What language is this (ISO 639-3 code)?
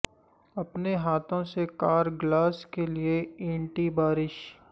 urd